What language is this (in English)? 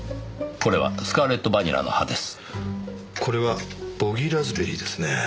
Japanese